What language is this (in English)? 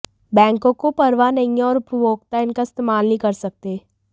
Hindi